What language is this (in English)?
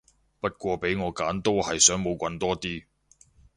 Cantonese